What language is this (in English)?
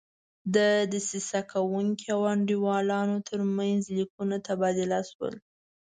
Pashto